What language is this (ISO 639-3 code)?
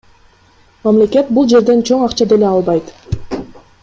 kir